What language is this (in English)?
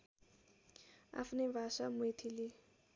Nepali